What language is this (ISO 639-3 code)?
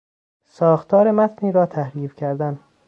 fas